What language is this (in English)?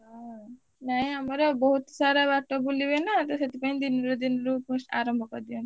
Odia